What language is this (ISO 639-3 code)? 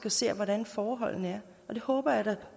dan